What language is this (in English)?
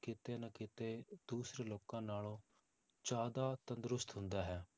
Punjabi